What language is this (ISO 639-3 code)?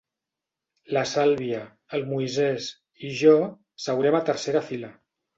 cat